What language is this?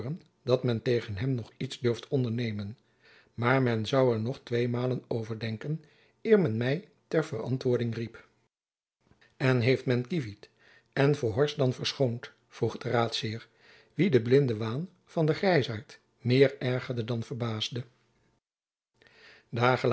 Dutch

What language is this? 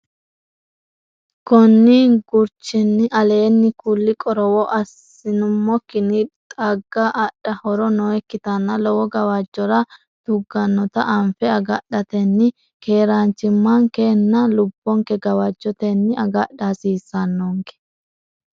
Sidamo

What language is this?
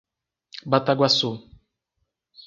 Portuguese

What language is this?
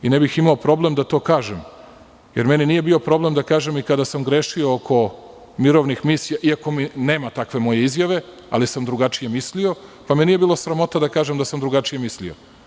Serbian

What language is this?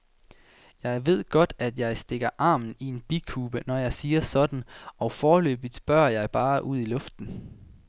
Danish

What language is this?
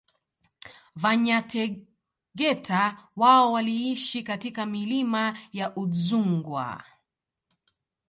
Swahili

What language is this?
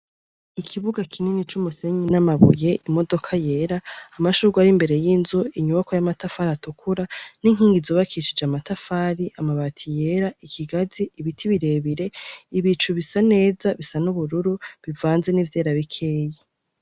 Rundi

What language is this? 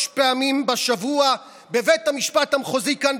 Hebrew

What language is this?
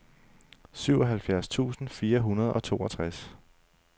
Danish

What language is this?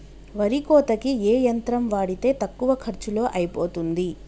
Telugu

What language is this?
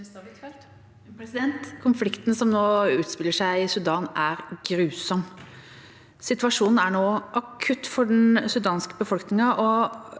Norwegian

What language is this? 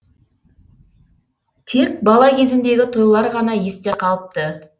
Kazakh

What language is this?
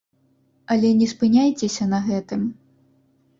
Belarusian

